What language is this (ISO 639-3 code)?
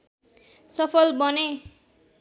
nep